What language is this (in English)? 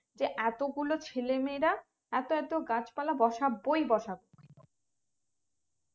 Bangla